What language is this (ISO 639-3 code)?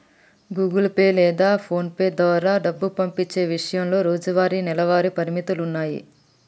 tel